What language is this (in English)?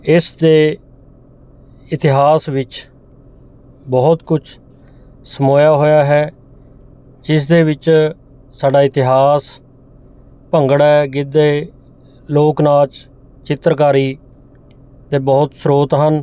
Punjabi